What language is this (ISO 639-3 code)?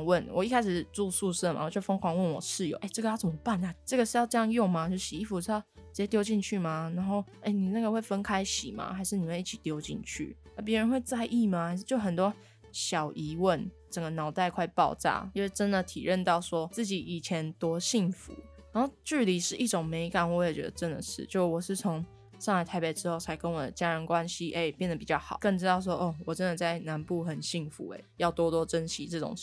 zho